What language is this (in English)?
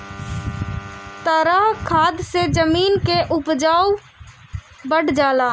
Bhojpuri